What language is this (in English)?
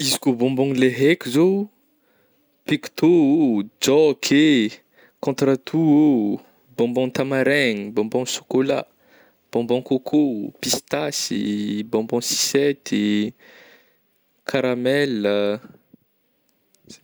Northern Betsimisaraka Malagasy